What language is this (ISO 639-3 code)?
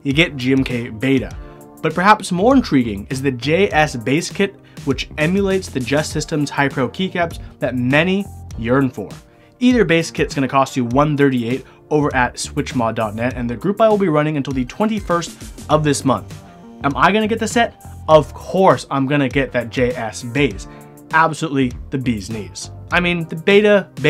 eng